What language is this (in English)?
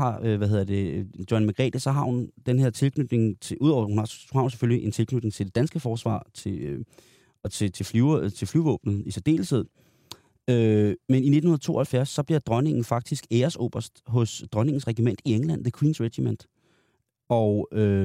Danish